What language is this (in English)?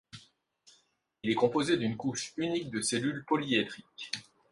French